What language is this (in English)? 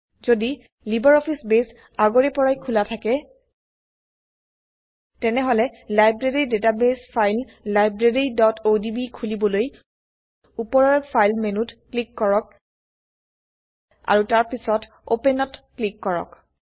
Assamese